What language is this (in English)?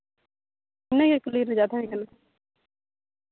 Santali